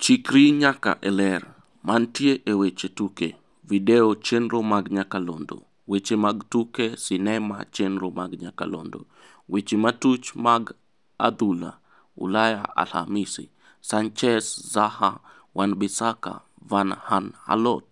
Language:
Luo (Kenya and Tanzania)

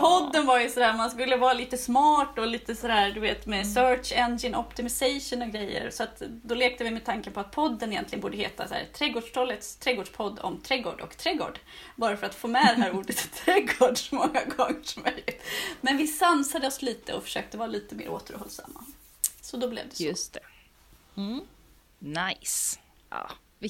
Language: Swedish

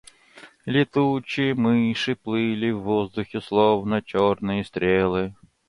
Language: Russian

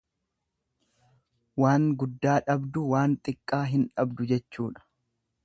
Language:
Oromo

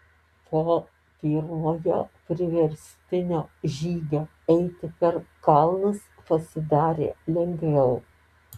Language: Lithuanian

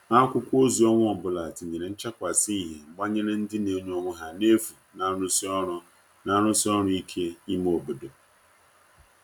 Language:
Igbo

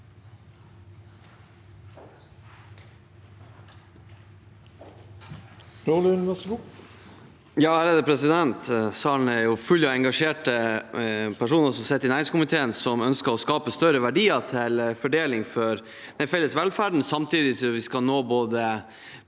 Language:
Norwegian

